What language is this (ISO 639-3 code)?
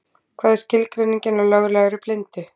isl